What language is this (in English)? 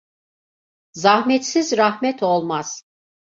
Turkish